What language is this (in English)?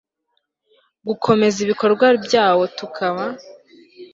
Kinyarwanda